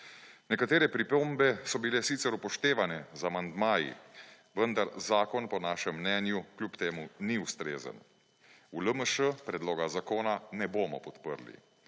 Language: Slovenian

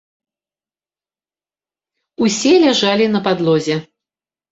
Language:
Belarusian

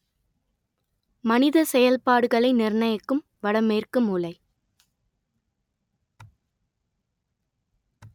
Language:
Tamil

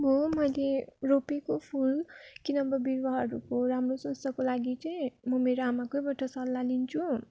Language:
Nepali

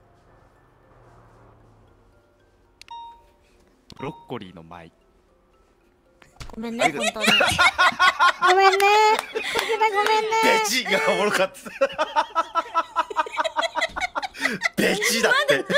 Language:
Japanese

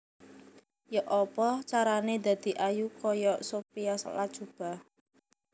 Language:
Javanese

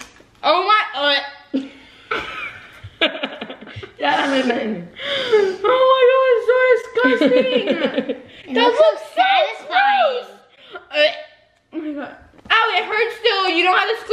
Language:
English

